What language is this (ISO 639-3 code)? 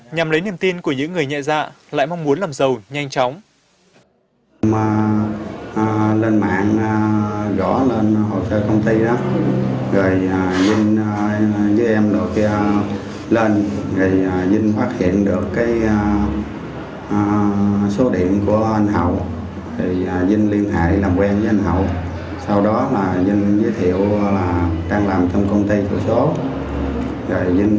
vie